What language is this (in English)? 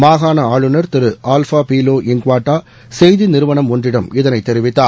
Tamil